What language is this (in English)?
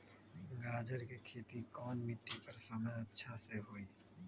Magahi